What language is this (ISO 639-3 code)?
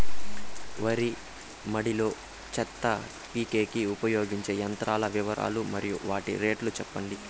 tel